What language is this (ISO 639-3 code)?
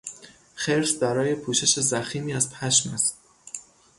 fas